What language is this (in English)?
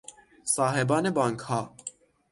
Persian